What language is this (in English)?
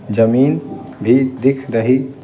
Hindi